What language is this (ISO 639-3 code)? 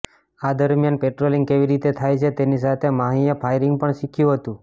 guj